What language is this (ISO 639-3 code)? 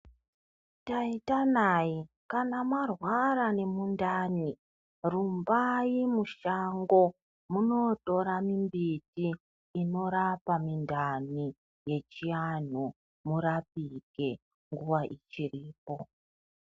ndc